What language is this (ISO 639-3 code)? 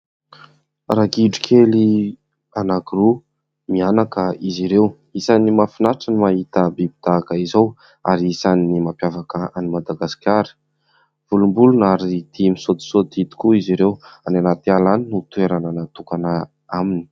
mlg